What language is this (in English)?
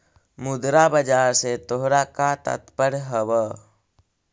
Magahi